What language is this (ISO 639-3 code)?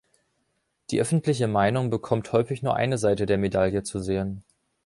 deu